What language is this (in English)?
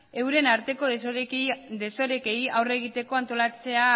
Basque